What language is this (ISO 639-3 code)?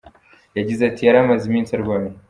kin